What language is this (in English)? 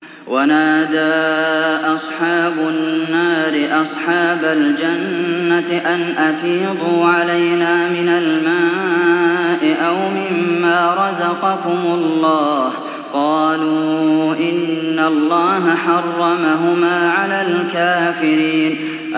Arabic